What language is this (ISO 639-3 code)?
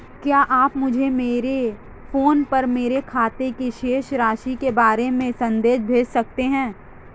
hin